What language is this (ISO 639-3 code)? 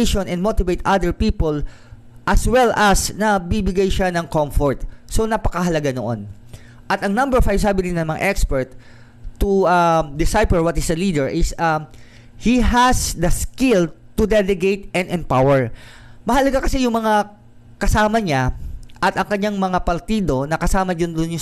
fil